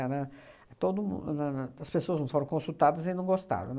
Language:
Portuguese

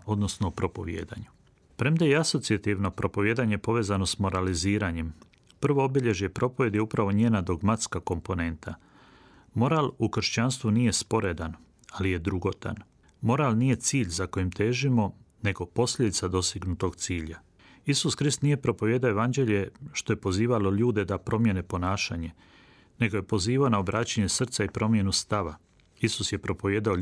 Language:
Croatian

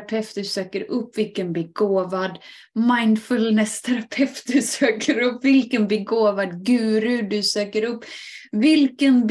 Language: Swedish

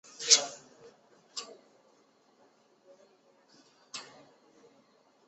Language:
Chinese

